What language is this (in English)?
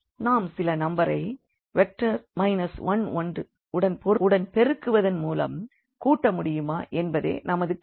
Tamil